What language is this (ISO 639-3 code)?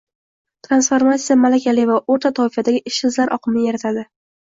uzb